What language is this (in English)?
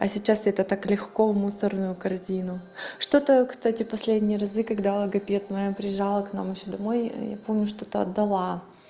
Russian